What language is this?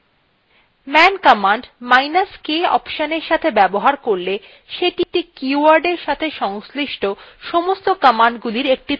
Bangla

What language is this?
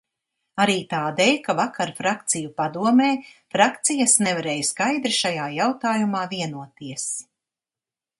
Latvian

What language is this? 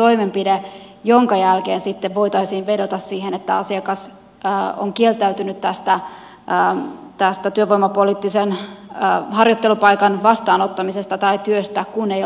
Finnish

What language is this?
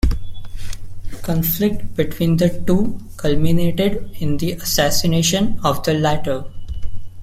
English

